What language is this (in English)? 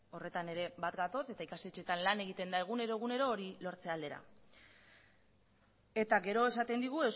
Basque